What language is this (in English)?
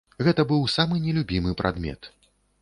Belarusian